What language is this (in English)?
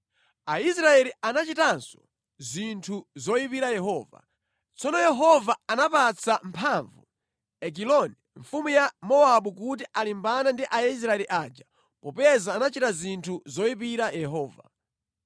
Nyanja